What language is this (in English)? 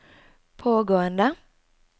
Norwegian